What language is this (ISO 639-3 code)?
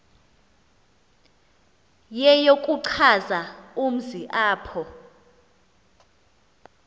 xho